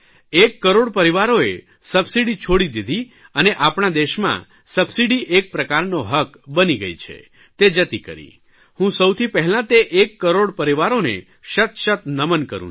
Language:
Gujarati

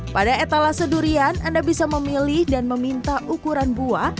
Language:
Indonesian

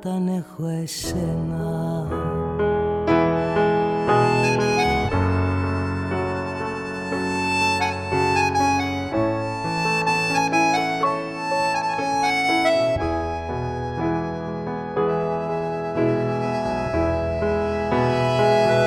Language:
Greek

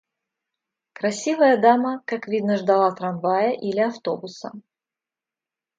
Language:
Russian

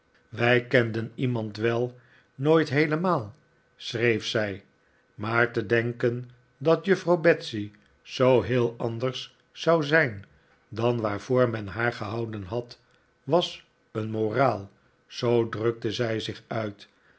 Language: Dutch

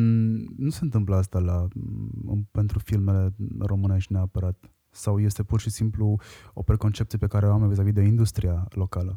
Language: Romanian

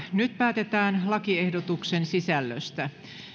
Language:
Finnish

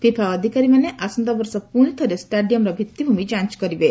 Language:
Odia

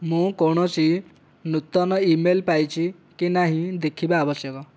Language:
Odia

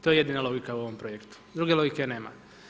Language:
Croatian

